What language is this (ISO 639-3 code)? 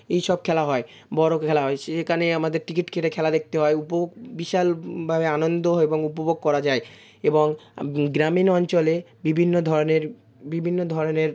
ben